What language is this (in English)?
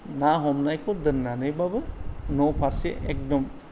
Bodo